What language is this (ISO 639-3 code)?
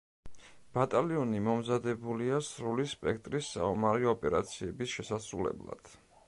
kat